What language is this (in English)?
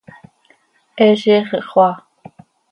Seri